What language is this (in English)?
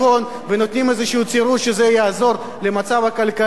Hebrew